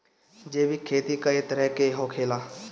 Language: Bhojpuri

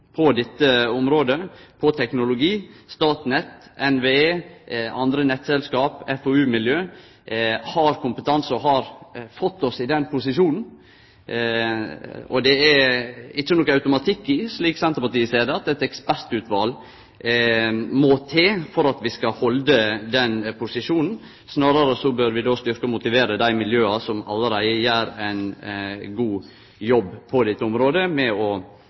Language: Norwegian Nynorsk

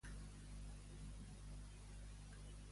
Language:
Catalan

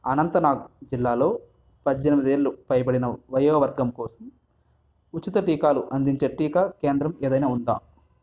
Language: Telugu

